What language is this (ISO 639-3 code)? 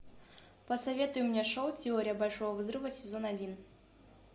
rus